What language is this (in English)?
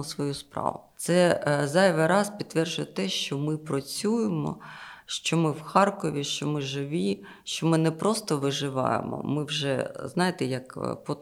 Ukrainian